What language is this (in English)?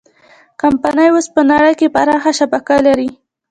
Pashto